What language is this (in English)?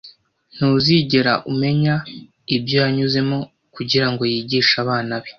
Kinyarwanda